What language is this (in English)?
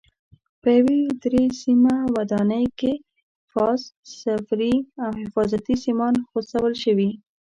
Pashto